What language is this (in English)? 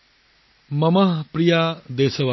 Assamese